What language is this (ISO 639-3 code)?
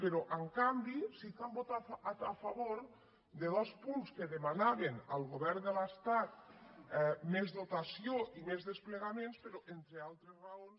cat